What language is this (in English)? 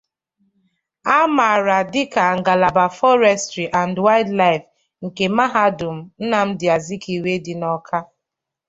Igbo